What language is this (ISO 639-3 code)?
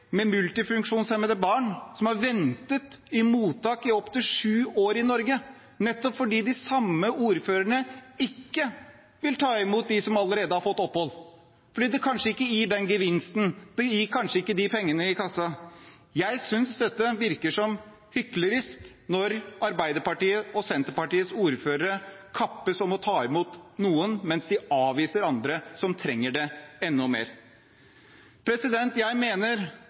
nob